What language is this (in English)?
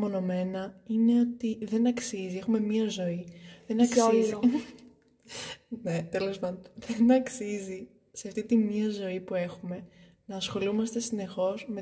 Greek